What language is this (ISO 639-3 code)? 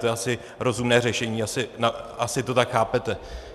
ces